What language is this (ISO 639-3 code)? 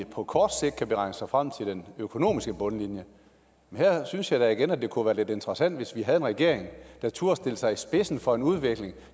dan